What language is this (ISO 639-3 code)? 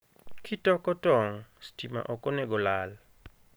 luo